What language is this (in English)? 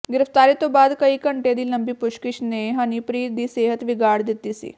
Punjabi